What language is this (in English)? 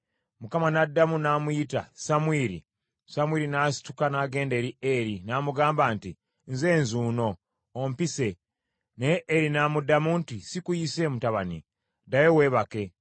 Ganda